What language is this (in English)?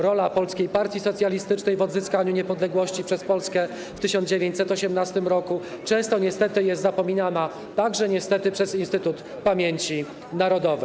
Polish